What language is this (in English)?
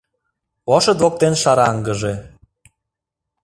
Mari